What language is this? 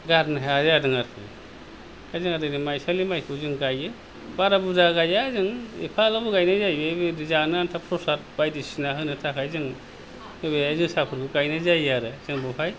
Bodo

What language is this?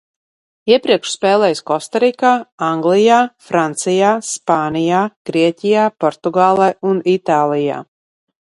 Latvian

